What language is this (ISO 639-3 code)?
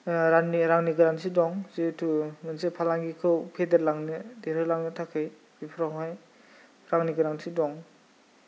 brx